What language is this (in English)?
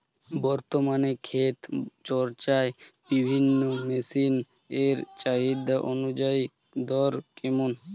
Bangla